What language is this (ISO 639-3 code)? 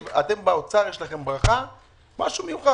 heb